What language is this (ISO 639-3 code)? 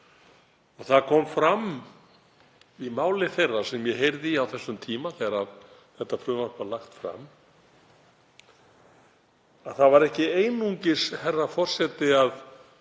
isl